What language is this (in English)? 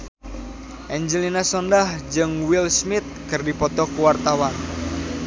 Sundanese